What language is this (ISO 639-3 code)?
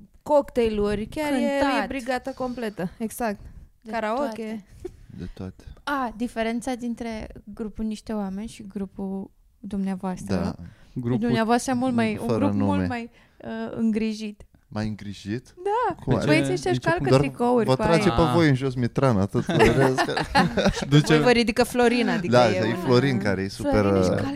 ron